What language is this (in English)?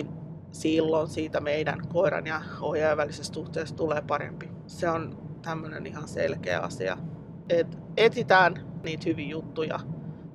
Finnish